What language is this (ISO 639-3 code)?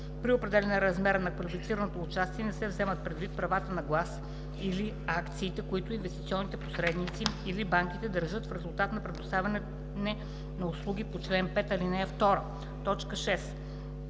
bul